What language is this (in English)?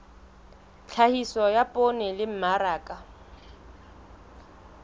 Southern Sotho